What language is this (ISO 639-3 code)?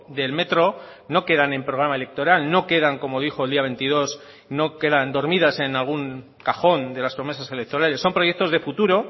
spa